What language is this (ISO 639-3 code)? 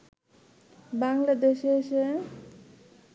ben